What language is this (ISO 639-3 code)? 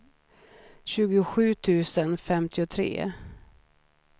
swe